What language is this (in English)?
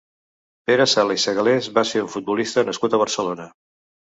Catalan